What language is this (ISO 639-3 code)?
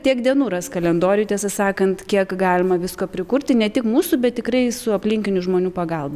lit